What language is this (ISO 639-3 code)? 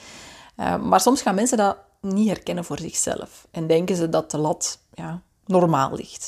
nld